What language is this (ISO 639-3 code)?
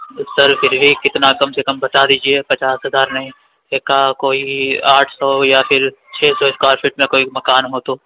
urd